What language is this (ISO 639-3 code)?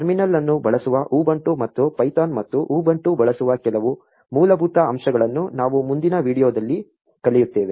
kan